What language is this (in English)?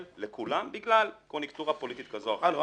Hebrew